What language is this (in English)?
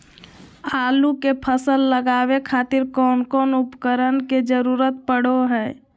Magahi